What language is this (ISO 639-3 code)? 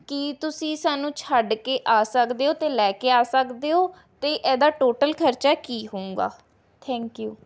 pan